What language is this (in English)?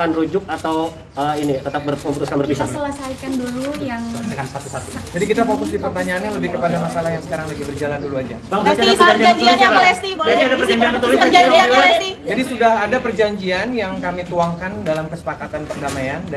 Indonesian